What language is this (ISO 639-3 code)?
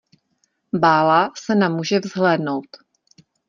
ces